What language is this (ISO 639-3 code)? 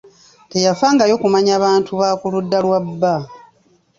lug